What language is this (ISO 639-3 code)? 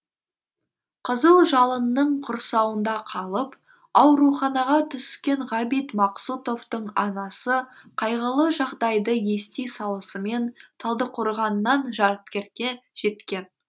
kaz